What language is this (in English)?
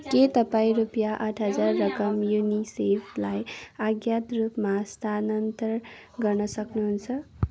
Nepali